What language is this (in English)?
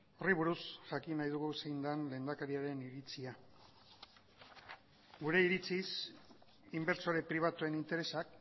Basque